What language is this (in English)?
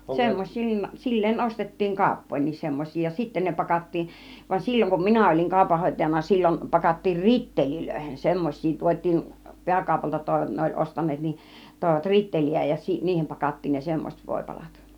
Finnish